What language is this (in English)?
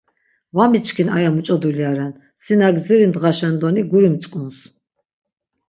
Laz